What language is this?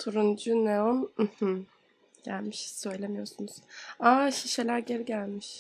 Turkish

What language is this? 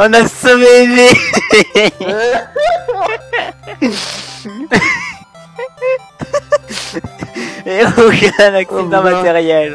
French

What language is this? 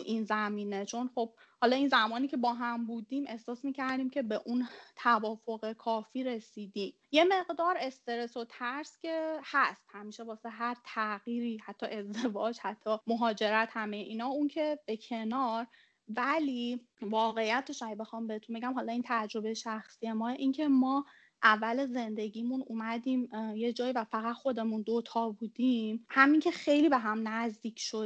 Persian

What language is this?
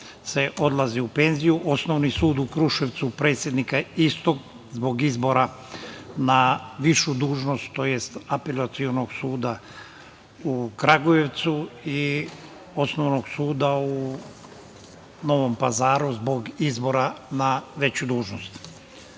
Serbian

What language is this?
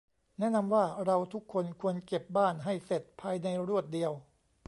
Thai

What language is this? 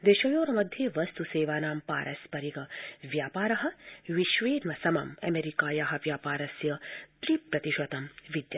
Sanskrit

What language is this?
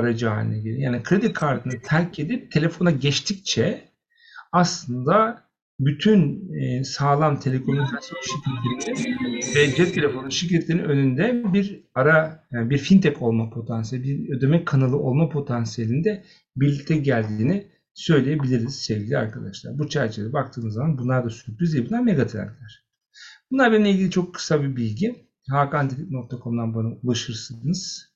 Turkish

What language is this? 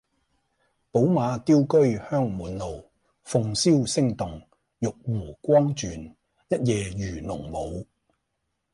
Cantonese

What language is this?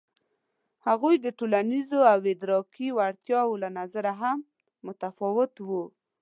Pashto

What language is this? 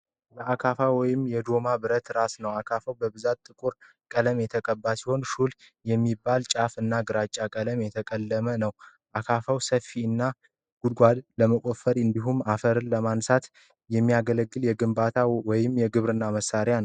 Amharic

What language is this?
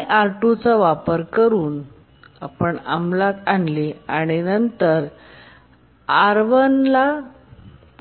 Marathi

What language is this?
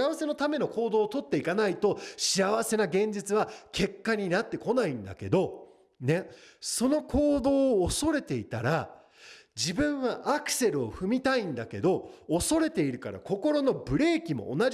Japanese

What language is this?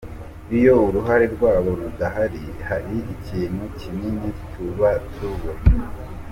Kinyarwanda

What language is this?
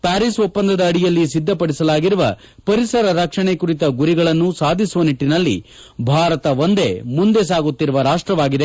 Kannada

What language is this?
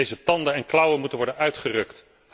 Dutch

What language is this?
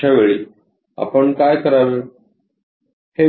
Marathi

